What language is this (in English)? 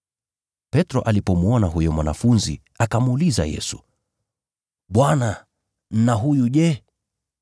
Swahili